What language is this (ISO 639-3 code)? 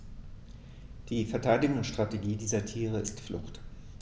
deu